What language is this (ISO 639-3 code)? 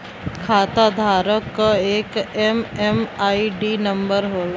bho